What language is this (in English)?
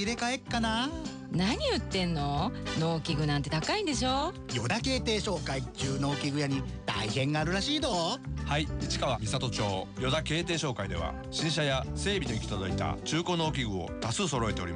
Japanese